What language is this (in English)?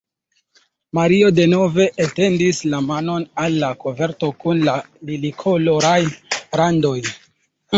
Esperanto